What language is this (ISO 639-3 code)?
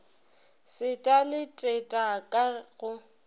nso